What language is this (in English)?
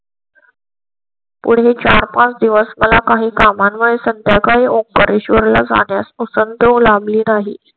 Marathi